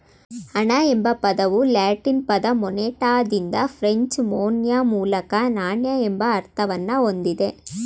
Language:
Kannada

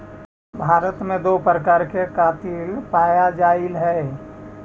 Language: Magahi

